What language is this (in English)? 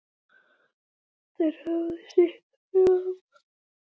Icelandic